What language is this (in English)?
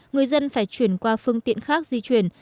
Vietnamese